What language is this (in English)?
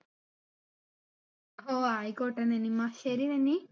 Malayalam